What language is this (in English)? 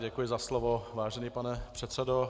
Czech